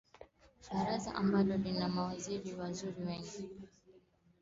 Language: Swahili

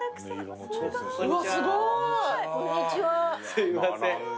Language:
Japanese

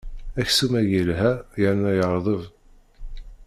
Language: Kabyle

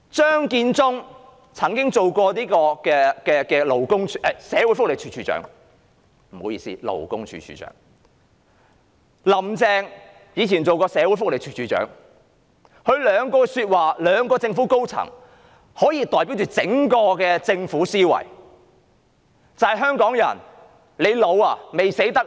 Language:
Cantonese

